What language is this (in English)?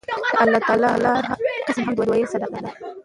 Pashto